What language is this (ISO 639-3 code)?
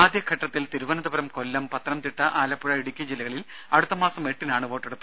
mal